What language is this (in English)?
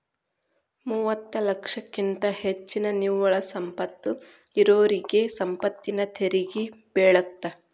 Kannada